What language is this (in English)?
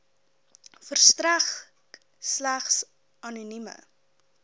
Afrikaans